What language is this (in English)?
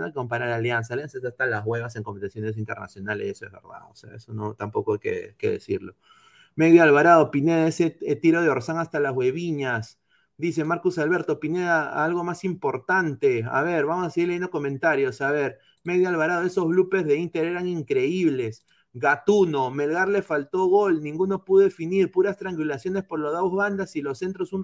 Spanish